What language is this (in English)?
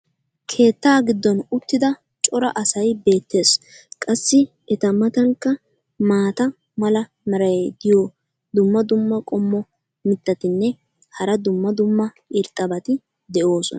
Wolaytta